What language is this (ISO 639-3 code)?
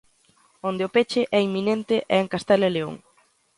glg